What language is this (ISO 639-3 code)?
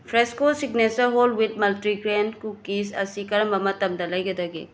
mni